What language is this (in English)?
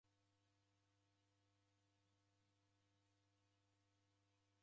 Taita